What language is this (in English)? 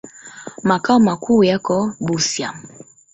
Swahili